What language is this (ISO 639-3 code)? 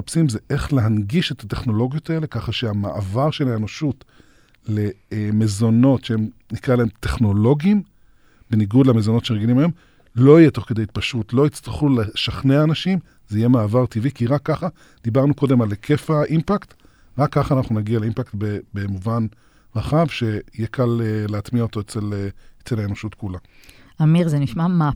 heb